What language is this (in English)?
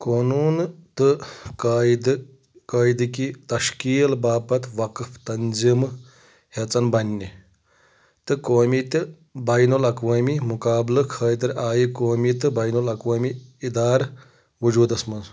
Kashmiri